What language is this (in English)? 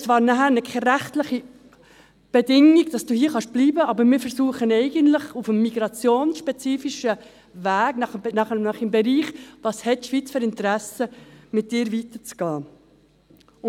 Swiss German